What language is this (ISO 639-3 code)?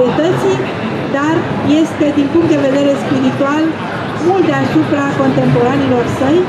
ron